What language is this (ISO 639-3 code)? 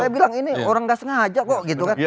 ind